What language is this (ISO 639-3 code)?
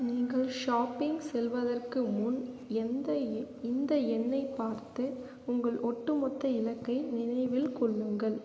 tam